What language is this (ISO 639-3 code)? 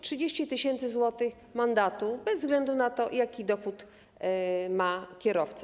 pol